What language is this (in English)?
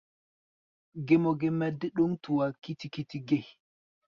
Gbaya